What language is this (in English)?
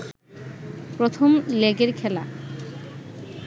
Bangla